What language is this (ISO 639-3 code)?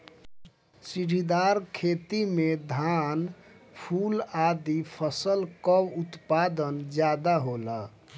bho